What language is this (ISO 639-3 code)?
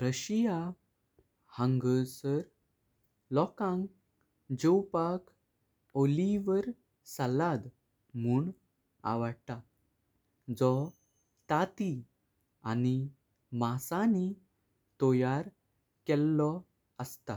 kok